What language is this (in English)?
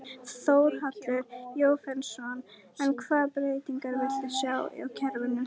Icelandic